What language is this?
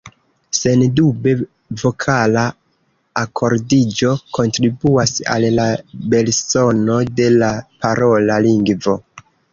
Esperanto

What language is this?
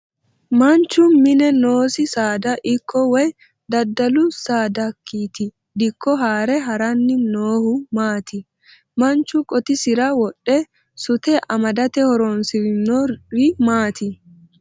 Sidamo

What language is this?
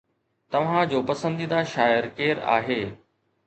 Sindhi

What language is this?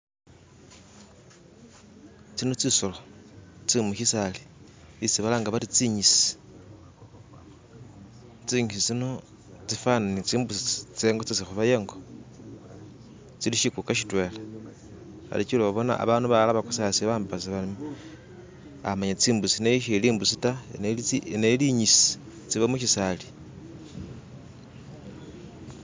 Masaaba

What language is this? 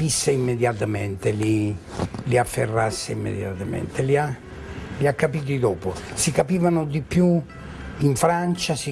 Italian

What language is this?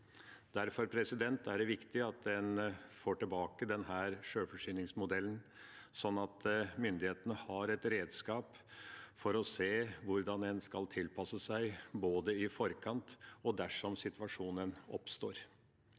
Norwegian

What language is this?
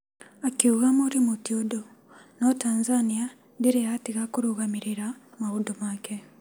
Kikuyu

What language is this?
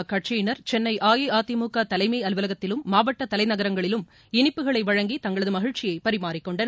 Tamil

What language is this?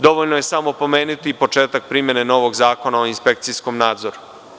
Serbian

